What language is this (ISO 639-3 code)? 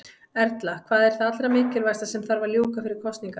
isl